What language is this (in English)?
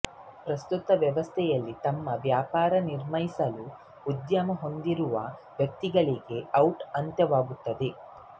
Kannada